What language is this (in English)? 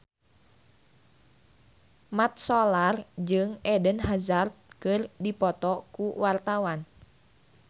Sundanese